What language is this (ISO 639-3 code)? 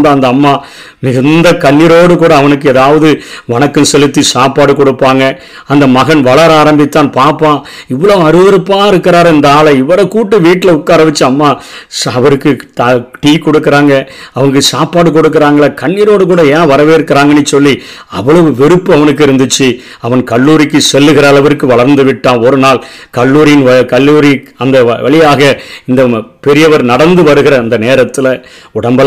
tam